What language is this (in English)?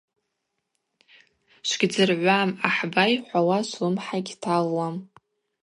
Abaza